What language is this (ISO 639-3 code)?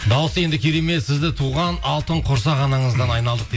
kaz